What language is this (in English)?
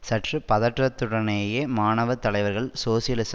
Tamil